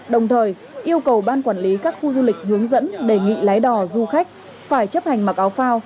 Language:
Vietnamese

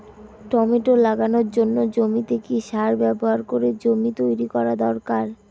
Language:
Bangla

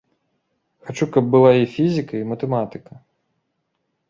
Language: Belarusian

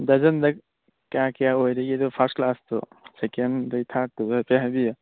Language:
Manipuri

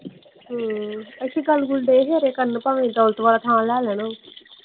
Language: Punjabi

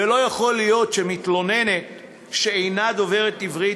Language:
Hebrew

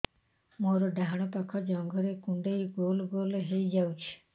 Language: Odia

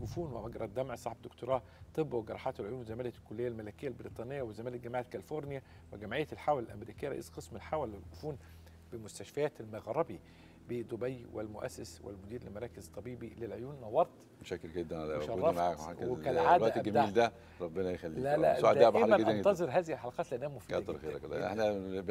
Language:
Arabic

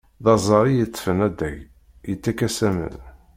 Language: Kabyle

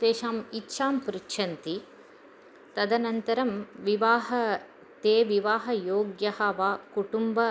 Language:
Sanskrit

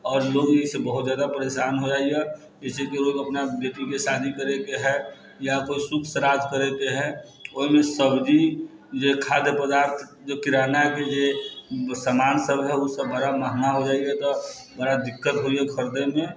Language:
Maithili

